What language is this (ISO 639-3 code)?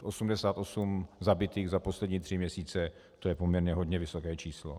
ces